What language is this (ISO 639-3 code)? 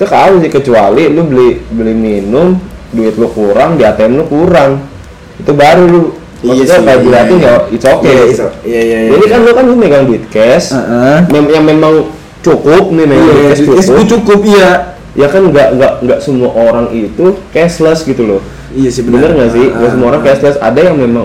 ind